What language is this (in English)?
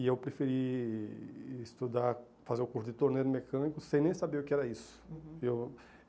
Portuguese